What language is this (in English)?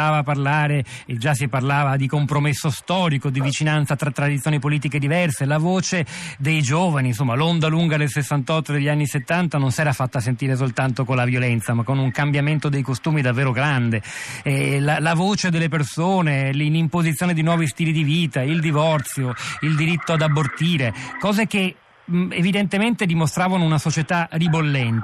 Italian